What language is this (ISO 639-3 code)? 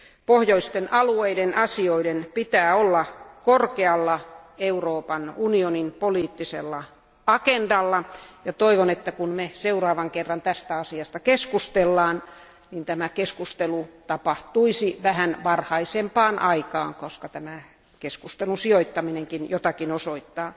fin